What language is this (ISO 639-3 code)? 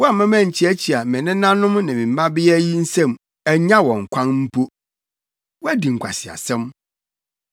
aka